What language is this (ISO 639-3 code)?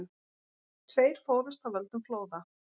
isl